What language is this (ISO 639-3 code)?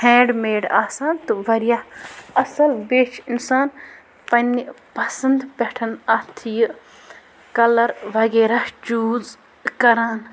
kas